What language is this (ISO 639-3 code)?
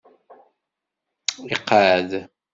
kab